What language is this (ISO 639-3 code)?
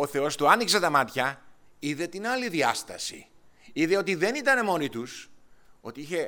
ell